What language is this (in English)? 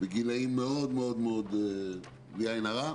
Hebrew